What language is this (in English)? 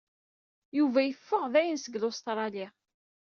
Kabyle